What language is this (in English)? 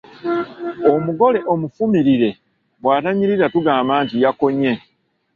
Ganda